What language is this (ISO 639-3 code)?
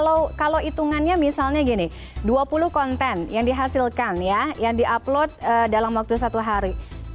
ind